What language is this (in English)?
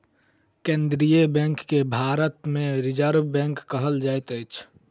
Maithili